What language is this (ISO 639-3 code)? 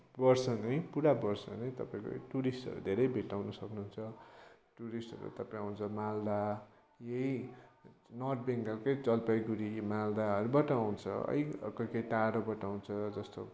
nep